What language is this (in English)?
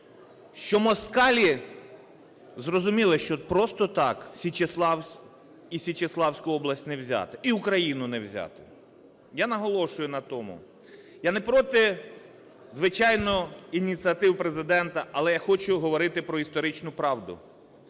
Ukrainian